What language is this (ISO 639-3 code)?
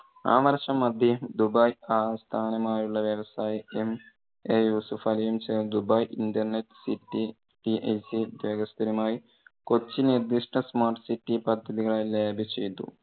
mal